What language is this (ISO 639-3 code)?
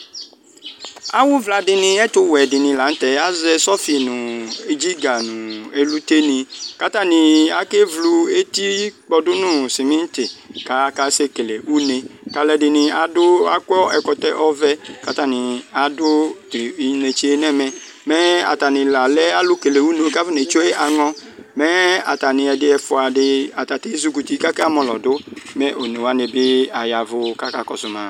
kpo